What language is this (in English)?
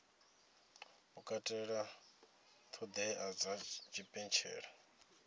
Venda